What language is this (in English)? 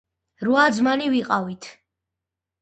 Georgian